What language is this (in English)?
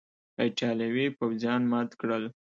Pashto